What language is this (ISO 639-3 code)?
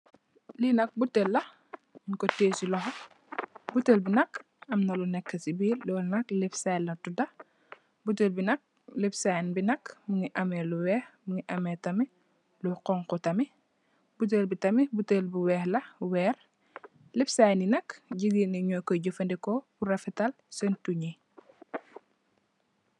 wol